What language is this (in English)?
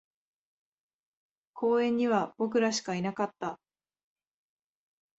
Japanese